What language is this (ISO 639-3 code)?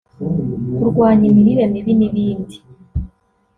kin